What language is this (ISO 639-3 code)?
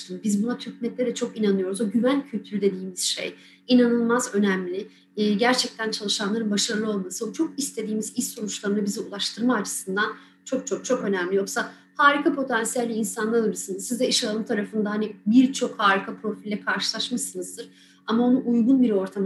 tur